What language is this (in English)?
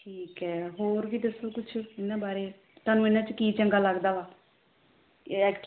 Punjabi